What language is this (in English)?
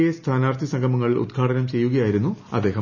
Malayalam